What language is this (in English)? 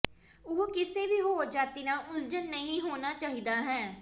Punjabi